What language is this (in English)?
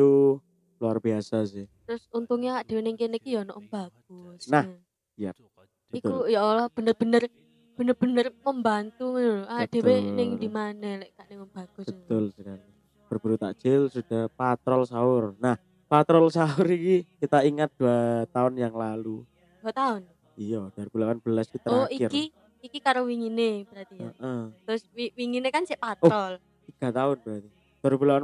Indonesian